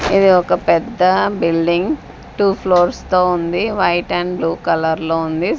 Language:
Telugu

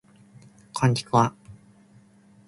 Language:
Japanese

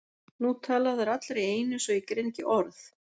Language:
Icelandic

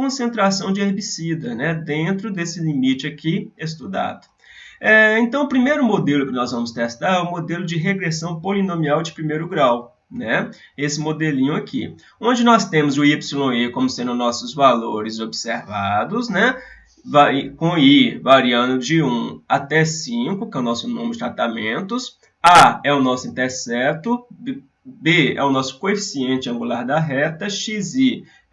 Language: Portuguese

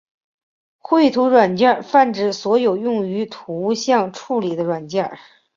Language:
Chinese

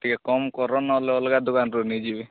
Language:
Odia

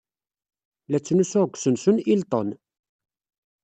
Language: Kabyle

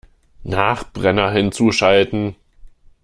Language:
German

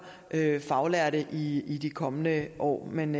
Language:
Danish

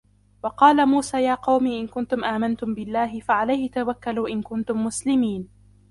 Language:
Arabic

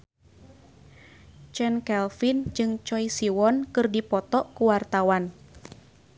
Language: Sundanese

